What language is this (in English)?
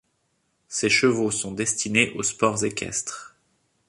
French